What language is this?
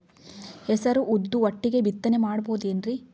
Kannada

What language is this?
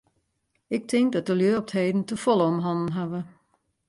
Western Frisian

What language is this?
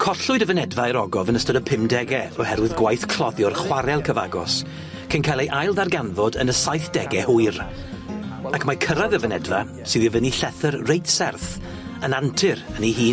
Welsh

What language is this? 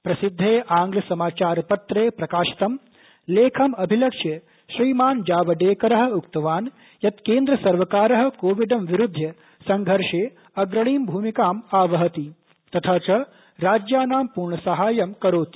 Sanskrit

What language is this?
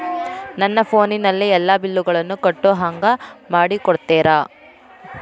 Kannada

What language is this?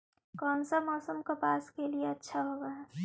Magahi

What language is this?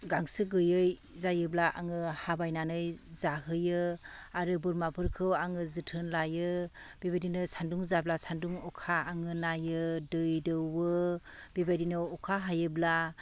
Bodo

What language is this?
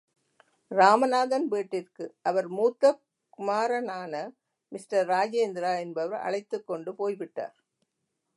Tamil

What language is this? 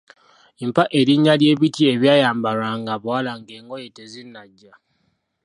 Ganda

